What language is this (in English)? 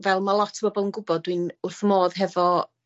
Welsh